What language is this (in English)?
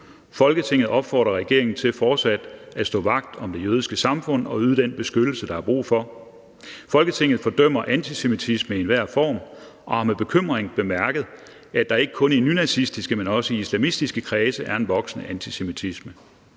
Danish